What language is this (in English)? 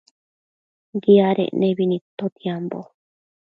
Matsés